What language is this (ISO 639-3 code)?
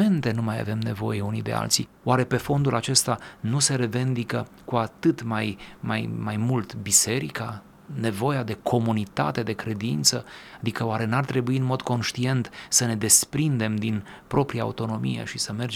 ron